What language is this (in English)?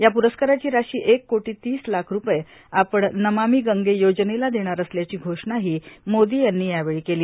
Marathi